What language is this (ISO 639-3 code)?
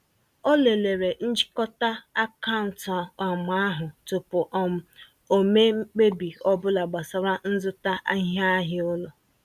ibo